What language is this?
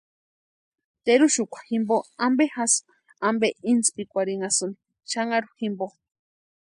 Western Highland Purepecha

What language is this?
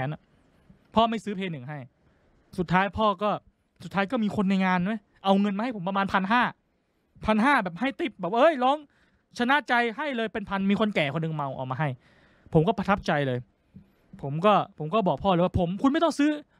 Thai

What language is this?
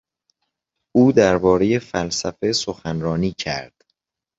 Persian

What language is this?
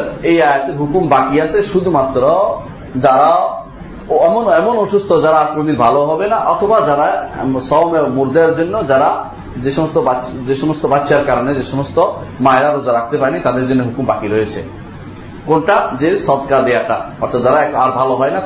Bangla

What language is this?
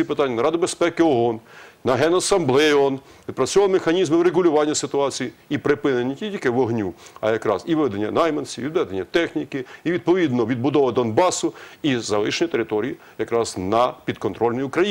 Ukrainian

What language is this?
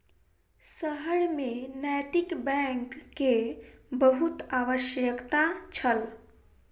Maithili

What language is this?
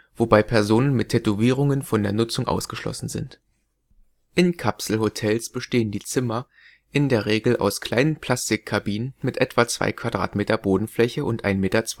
German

